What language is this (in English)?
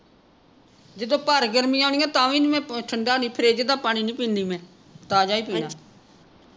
Punjabi